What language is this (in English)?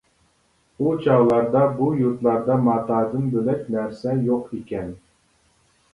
Uyghur